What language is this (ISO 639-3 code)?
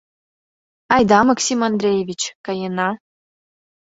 chm